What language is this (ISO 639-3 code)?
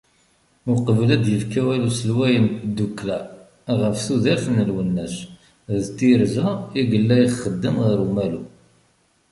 kab